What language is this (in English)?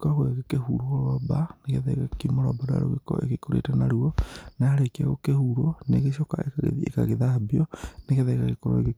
Kikuyu